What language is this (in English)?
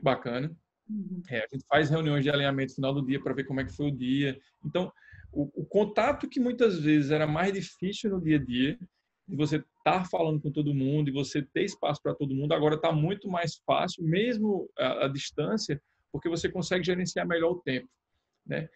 Portuguese